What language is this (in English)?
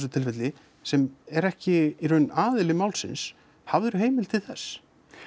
Icelandic